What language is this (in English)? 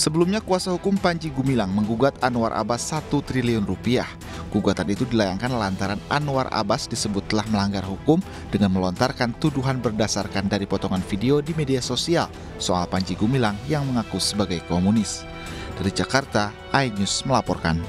Indonesian